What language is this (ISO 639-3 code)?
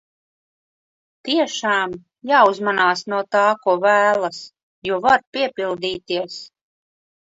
lav